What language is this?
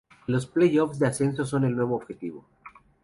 Spanish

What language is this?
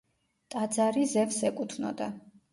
Georgian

